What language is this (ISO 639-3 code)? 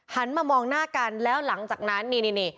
tha